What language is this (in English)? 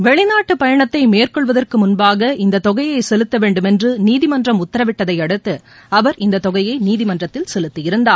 Tamil